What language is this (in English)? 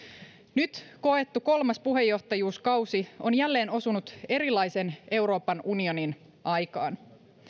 Finnish